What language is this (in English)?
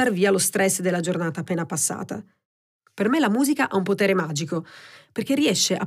Italian